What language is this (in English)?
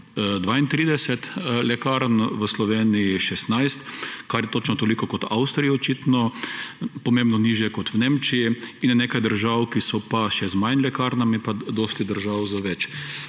Slovenian